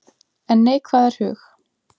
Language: Icelandic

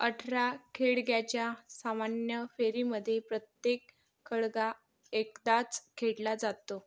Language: Marathi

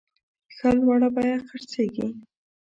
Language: Pashto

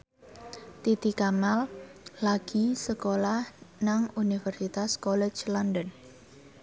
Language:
Javanese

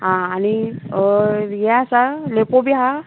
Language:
Konkani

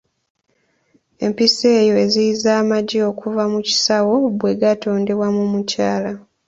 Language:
Ganda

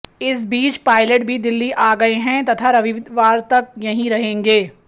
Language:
Hindi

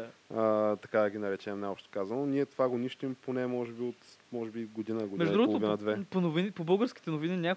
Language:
Bulgarian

